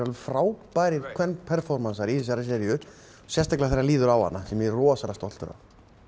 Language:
Icelandic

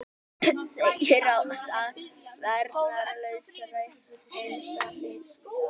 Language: Icelandic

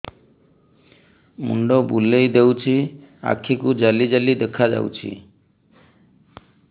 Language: Odia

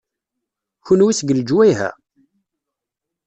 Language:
Kabyle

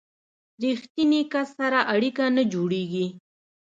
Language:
Pashto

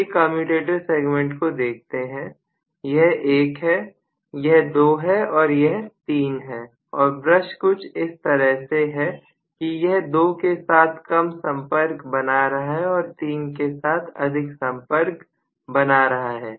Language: Hindi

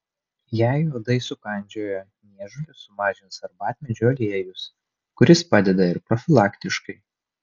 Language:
Lithuanian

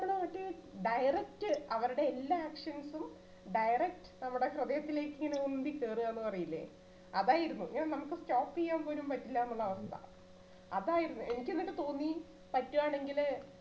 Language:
Malayalam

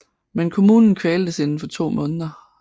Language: Danish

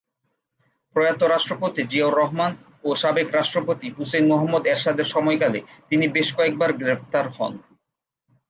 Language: Bangla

